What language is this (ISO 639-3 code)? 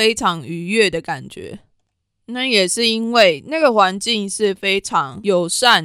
zho